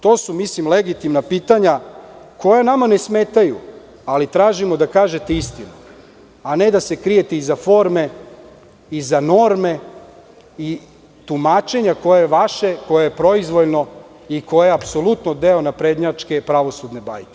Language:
Serbian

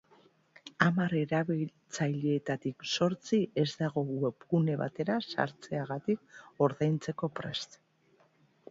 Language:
Basque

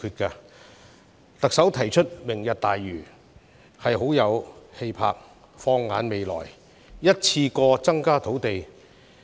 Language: Cantonese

